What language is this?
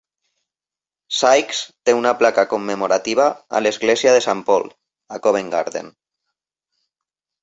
Catalan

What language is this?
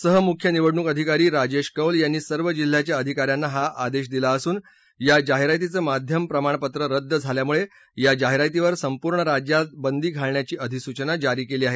Marathi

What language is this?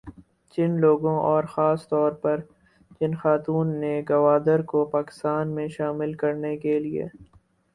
Urdu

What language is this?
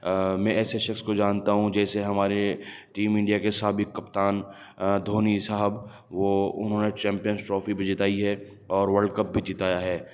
Urdu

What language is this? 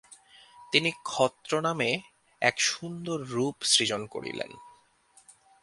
Bangla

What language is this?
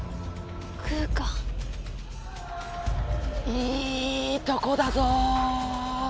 Japanese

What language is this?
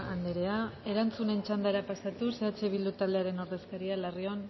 Basque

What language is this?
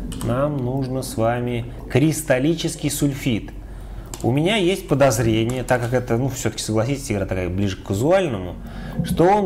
Russian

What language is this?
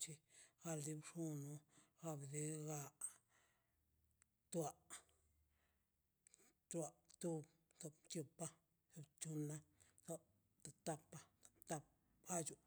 Mazaltepec Zapotec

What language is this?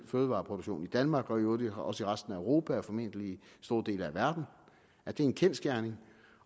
Danish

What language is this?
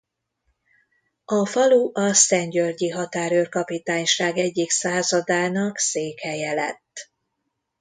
Hungarian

